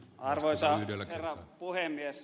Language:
Finnish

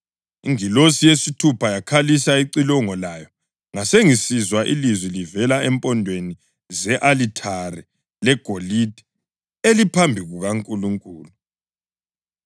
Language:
North Ndebele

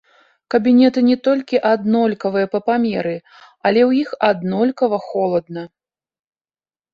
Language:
Belarusian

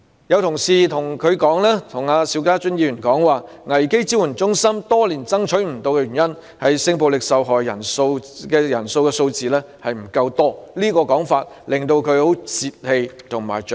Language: Cantonese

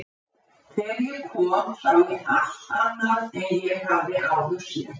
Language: Icelandic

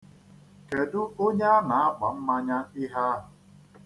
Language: Igbo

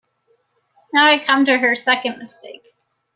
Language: English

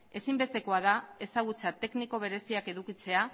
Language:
Basque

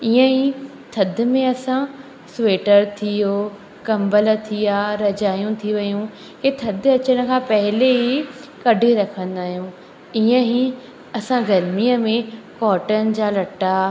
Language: Sindhi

